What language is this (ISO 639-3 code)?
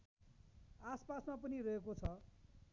nep